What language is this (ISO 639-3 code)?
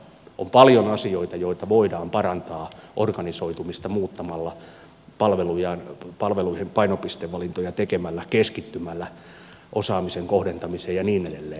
fin